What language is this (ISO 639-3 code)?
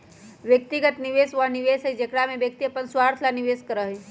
mag